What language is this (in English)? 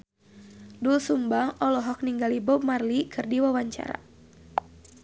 Sundanese